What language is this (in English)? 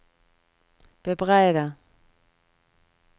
Norwegian